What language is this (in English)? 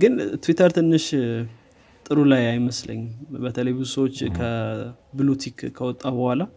Amharic